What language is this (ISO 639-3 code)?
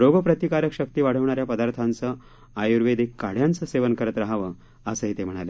mar